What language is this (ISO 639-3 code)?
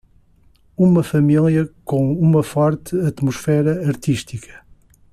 por